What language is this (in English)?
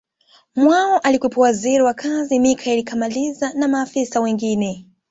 Swahili